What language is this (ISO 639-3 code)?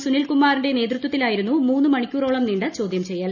mal